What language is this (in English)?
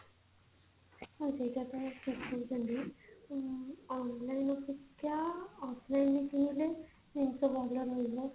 Odia